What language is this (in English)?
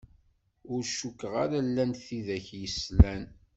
Kabyle